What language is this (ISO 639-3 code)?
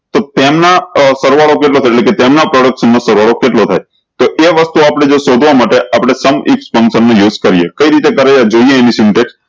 guj